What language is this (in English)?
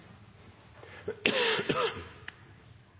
Norwegian Nynorsk